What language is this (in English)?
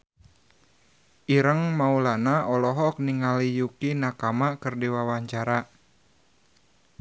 Sundanese